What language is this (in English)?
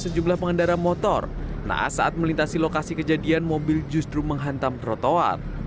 Indonesian